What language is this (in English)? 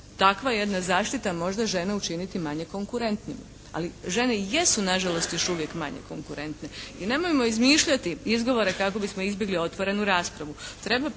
Croatian